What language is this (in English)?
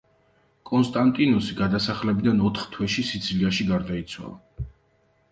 Georgian